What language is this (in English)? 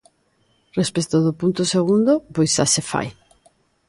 Galician